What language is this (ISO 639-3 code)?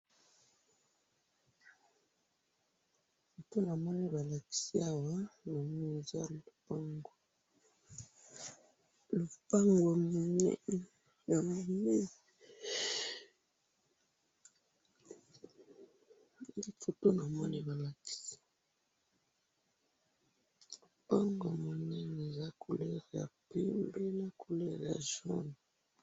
lin